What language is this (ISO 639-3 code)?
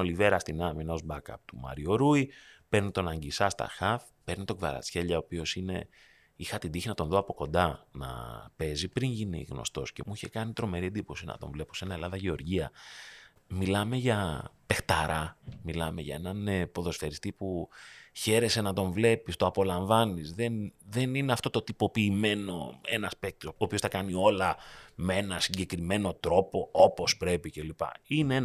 ell